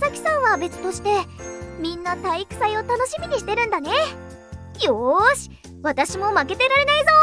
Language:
Japanese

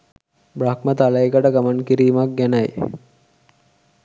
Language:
Sinhala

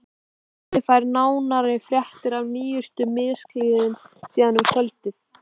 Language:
Icelandic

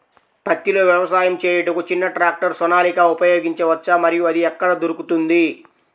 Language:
Telugu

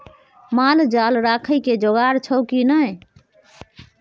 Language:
Maithili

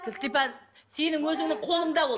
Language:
Kazakh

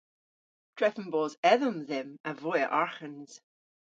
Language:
Cornish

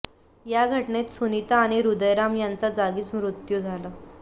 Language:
Marathi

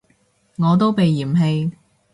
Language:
Cantonese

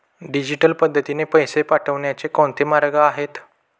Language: Marathi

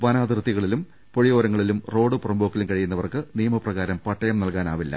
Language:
Malayalam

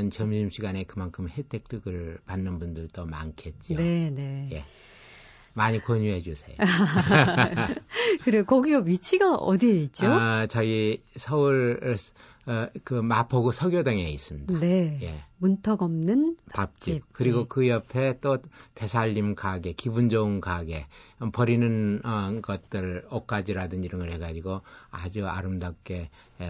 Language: Korean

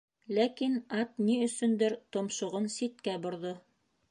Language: Bashkir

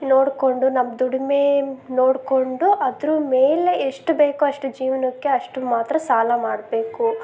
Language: Kannada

